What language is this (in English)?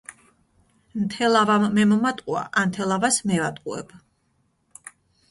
Georgian